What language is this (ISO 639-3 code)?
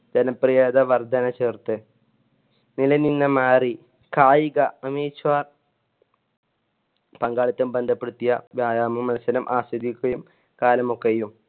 mal